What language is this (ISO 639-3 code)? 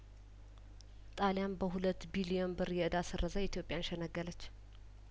amh